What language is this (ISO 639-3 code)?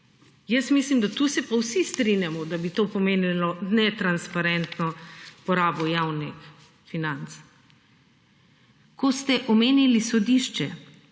slv